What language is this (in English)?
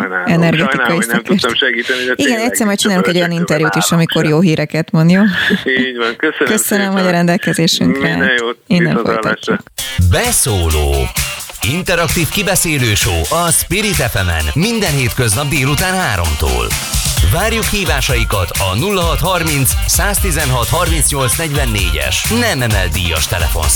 Hungarian